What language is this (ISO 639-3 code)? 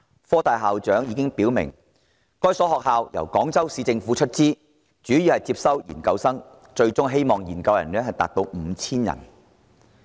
yue